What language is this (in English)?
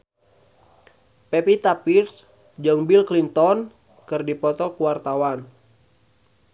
Sundanese